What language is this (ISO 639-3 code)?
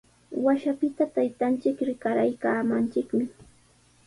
qws